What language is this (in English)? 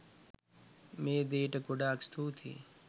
Sinhala